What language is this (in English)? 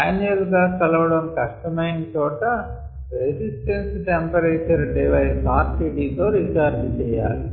Telugu